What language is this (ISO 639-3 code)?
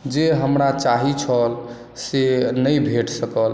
mai